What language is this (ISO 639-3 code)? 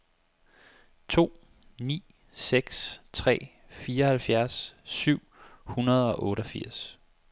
dan